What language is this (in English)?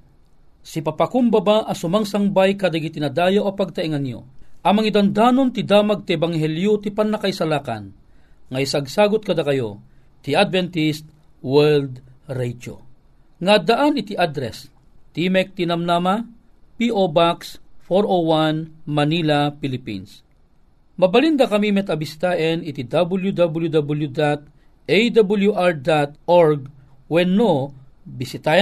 Filipino